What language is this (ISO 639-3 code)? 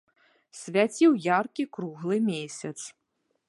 bel